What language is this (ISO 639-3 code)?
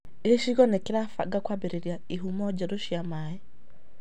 kik